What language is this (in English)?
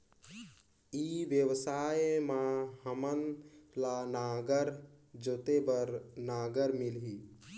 Chhattisgarhi